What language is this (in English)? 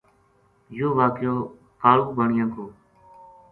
Gujari